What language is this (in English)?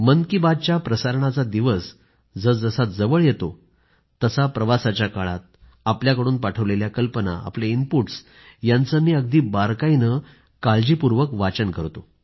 Marathi